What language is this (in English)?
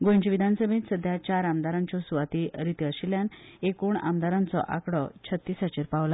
Konkani